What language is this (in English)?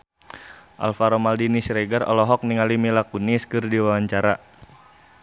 Sundanese